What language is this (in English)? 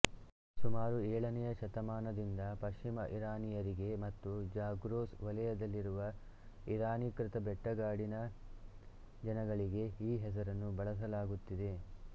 Kannada